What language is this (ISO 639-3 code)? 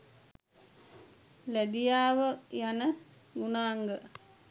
sin